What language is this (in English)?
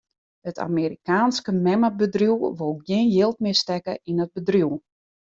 Western Frisian